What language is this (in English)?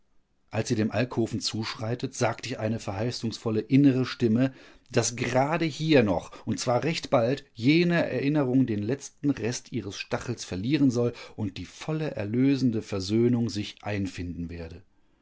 German